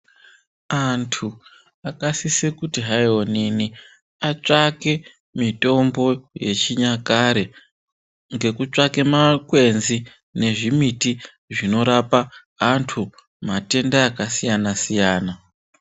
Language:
Ndau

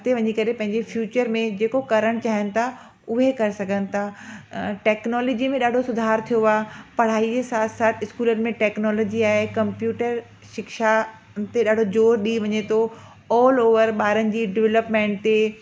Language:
Sindhi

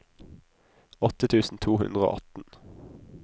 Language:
Norwegian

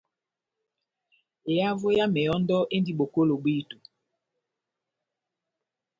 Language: Batanga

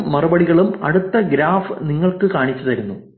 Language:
Malayalam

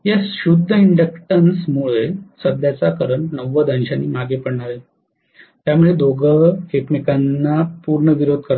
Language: Marathi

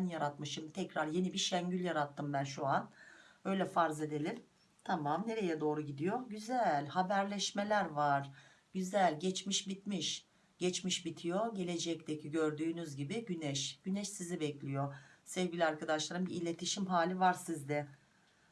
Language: Turkish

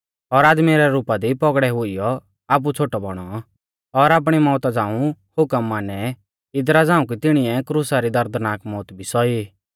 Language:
Mahasu Pahari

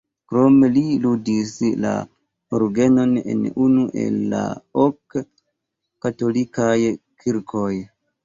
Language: Esperanto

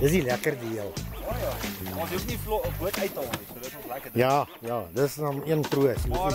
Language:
Dutch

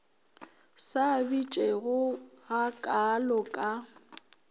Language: Northern Sotho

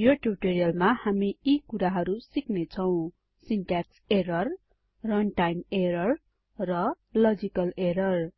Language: Nepali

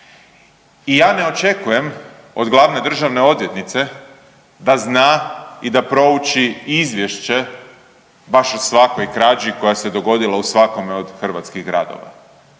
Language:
Croatian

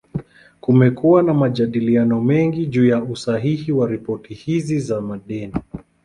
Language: Swahili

